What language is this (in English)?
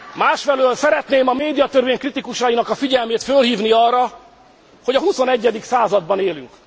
Hungarian